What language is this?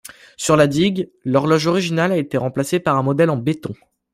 French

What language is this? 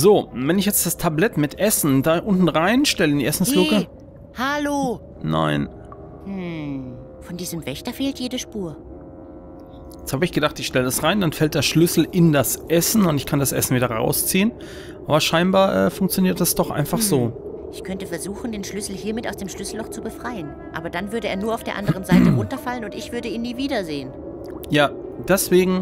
German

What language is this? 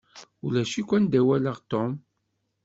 Kabyle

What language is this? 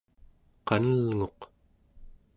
Central Yupik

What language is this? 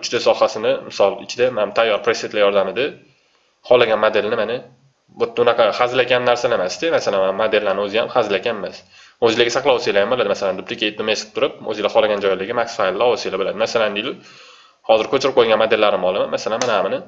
Turkish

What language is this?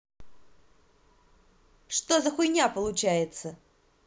Russian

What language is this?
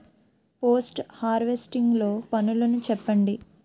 Telugu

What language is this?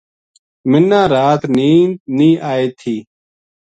Gujari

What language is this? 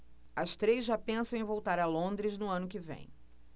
Portuguese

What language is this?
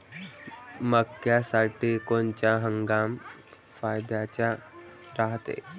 Marathi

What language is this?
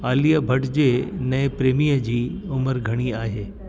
Sindhi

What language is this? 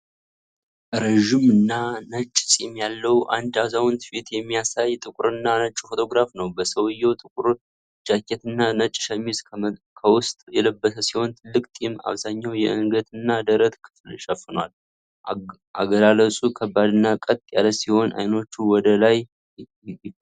Amharic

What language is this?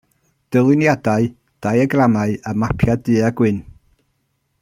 Welsh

